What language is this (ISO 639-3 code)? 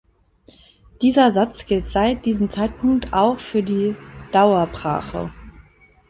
deu